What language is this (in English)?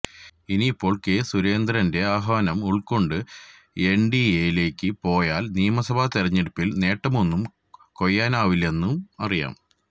Malayalam